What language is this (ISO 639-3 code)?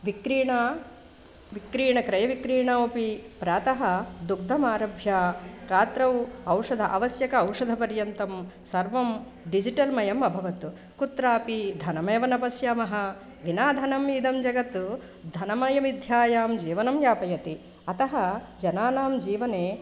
san